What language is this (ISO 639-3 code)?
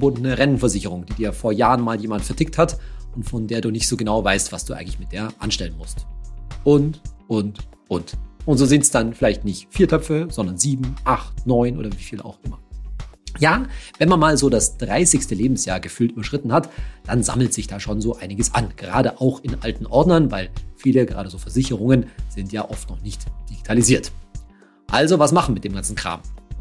deu